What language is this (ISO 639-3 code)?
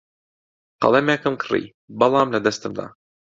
ckb